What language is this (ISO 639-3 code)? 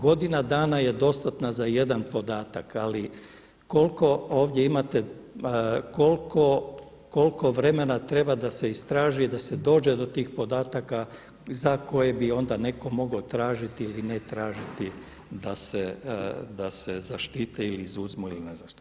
hrv